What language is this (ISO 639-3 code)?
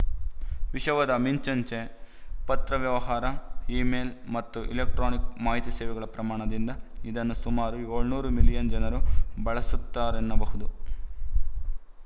kan